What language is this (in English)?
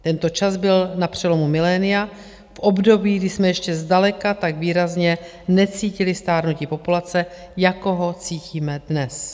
Czech